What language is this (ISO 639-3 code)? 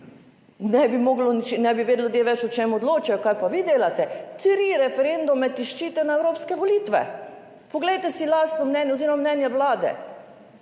slv